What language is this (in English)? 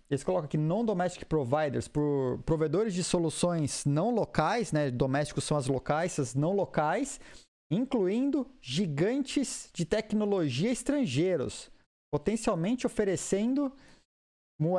Portuguese